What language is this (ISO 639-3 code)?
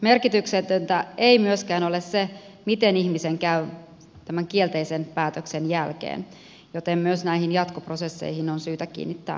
fin